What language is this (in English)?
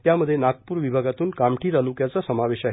Marathi